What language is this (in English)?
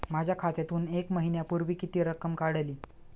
Marathi